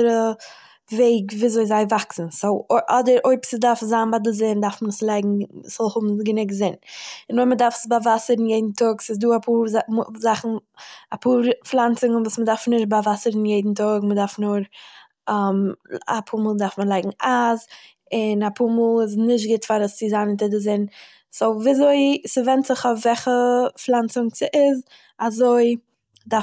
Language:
Yiddish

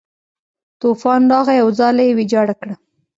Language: Pashto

